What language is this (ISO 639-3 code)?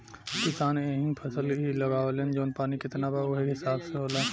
bho